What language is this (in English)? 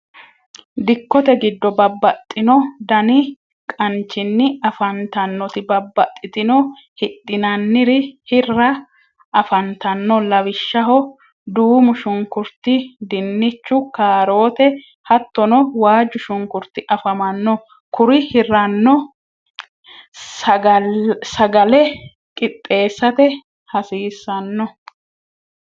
Sidamo